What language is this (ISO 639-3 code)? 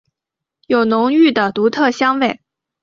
zho